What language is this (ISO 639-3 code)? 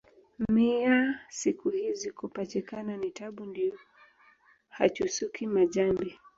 swa